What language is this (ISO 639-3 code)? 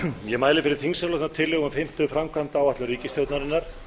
isl